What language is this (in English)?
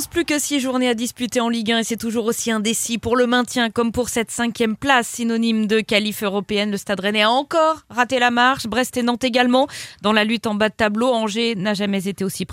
French